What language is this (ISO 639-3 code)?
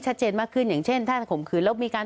tha